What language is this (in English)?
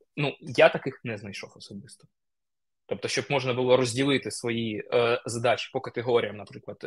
Ukrainian